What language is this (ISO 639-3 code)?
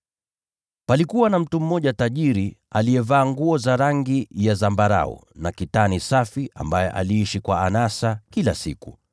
swa